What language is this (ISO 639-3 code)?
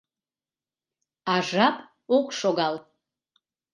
chm